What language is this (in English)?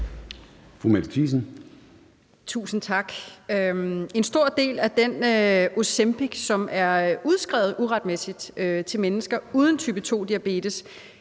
Danish